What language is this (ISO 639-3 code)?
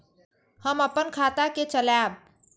mai